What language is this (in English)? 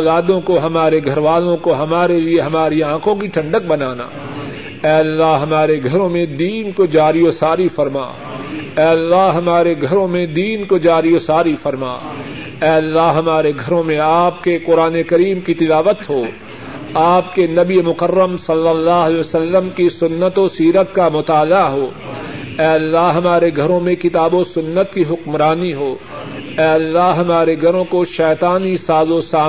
Urdu